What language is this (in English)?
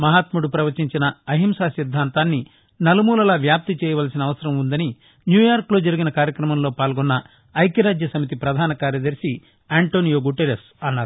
Telugu